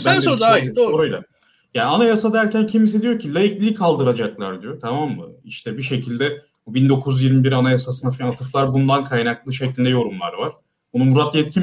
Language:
Turkish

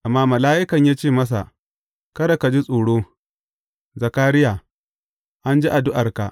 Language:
Hausa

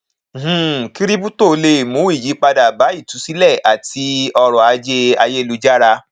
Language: Yoruba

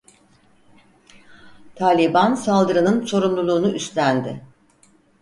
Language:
Turkish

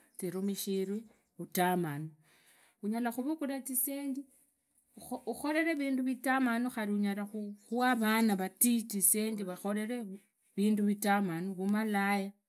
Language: Idakho-Isukha-Tiriki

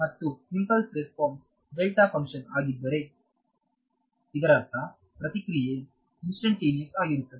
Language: Kannada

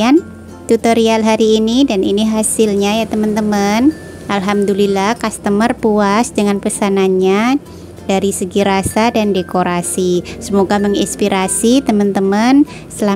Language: Indonesian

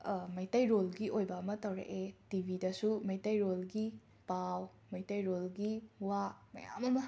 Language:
Manipuri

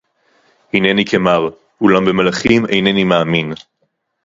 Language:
Hebrew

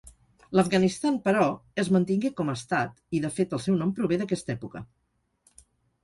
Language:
Catalan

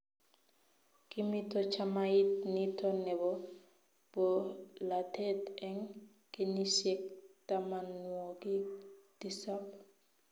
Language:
Kalenjin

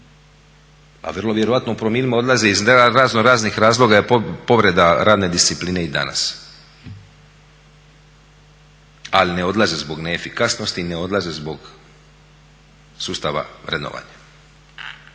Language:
Croatian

